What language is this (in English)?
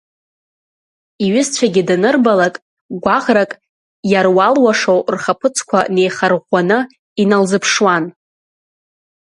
Abkhazian